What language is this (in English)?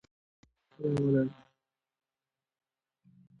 Pashto